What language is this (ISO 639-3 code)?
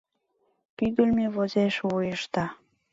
chm